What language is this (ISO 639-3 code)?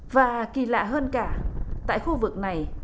vie